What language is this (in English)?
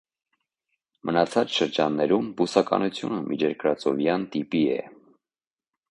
Armenian